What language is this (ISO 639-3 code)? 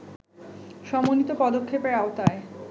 ben